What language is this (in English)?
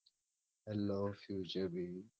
Gujarati